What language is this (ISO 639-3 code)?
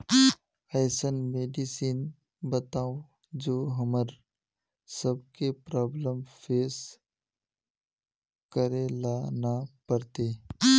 mag